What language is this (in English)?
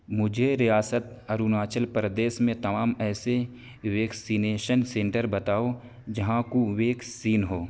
Urdu